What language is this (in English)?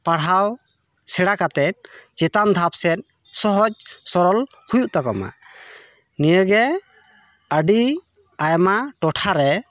Santali